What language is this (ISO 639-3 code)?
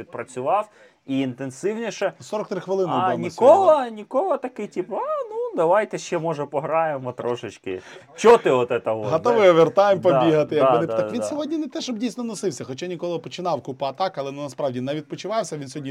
ukr